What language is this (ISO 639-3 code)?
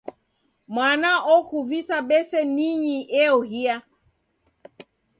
dav